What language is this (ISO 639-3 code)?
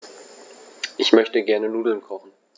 deu